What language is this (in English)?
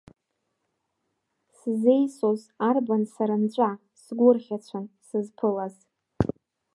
Abkhazian